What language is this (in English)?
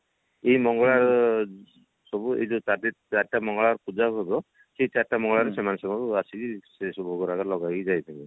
Odia